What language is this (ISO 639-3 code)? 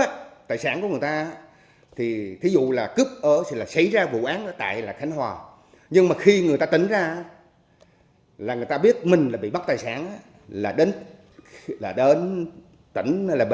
vie